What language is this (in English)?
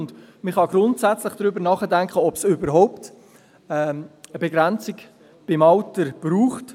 Swiss German